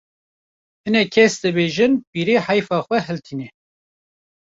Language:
Kurdish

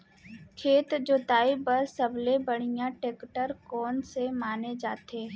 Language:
Chhattisgarhi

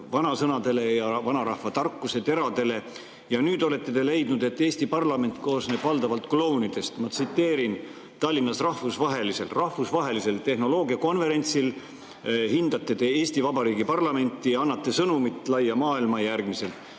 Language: Estonian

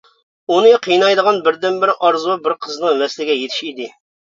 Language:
Uyghur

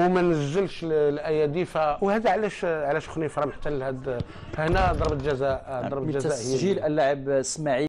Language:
Arabic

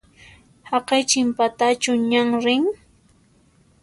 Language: Puno Quechua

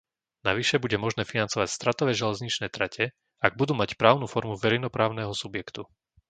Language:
Slovak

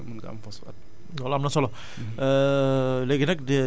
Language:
Wolof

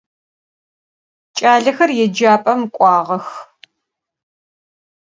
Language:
Adyghe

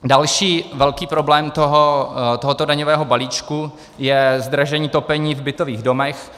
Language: Czech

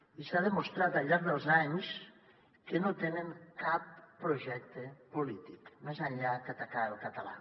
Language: Catalan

